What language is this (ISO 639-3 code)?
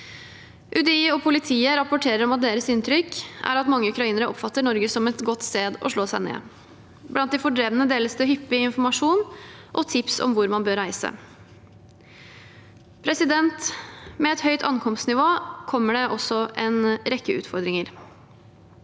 nor